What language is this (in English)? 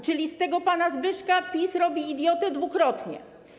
Polish